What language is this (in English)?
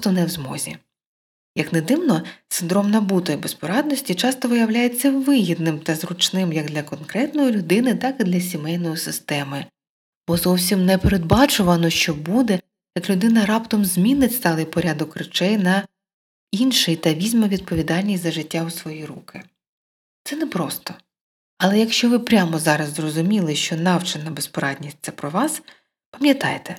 Ukrainian